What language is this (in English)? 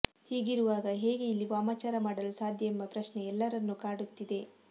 Kannada